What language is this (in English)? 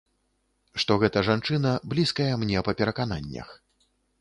Belarusian